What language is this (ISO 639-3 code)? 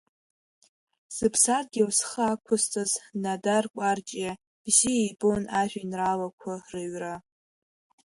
abk